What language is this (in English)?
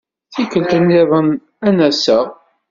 Kabyle